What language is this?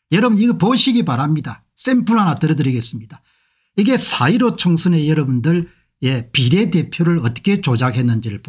Korean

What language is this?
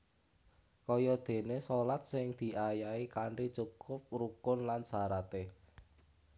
Javanese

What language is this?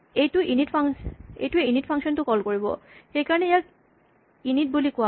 Assamese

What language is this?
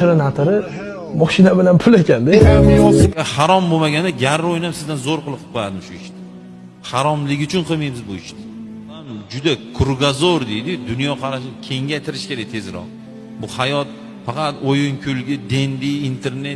Turkish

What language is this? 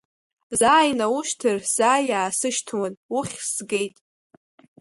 Abkhazian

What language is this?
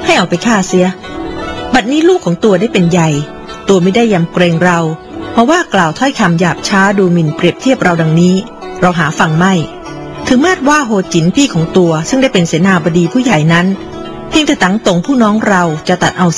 Thai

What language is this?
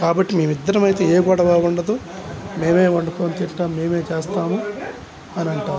Telugu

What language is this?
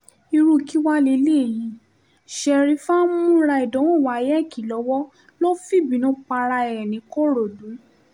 Yoruba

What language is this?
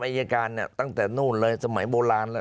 Thai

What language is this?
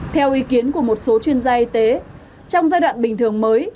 Vietnamese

